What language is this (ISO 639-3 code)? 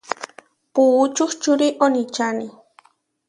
var